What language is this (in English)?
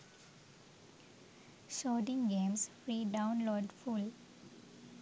Sinhala